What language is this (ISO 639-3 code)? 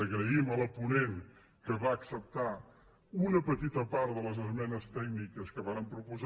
cat